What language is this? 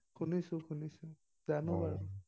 Assamese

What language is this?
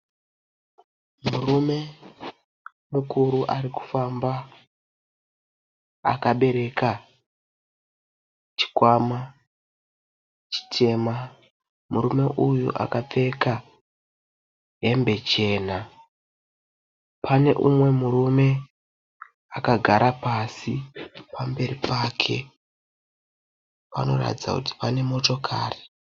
Shona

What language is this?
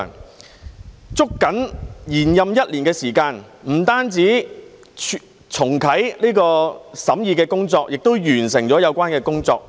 Cantonese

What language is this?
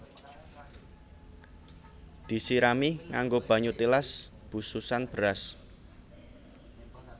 Javanese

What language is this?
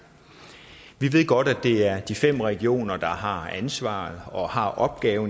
Danish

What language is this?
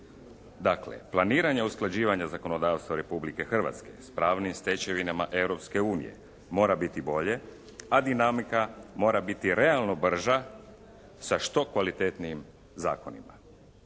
Croatian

